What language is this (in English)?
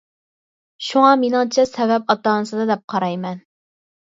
Uyghur